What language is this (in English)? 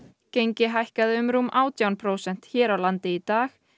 Icelandic